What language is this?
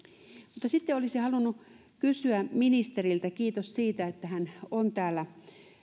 Finnish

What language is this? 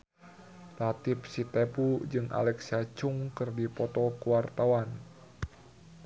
Sundanese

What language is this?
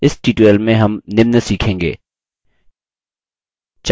Hindi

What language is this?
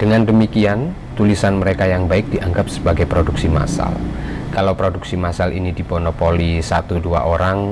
Indonesian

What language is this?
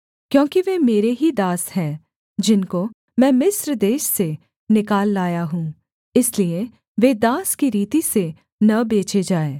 Hindi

